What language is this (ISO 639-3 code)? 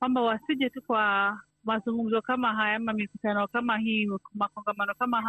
swa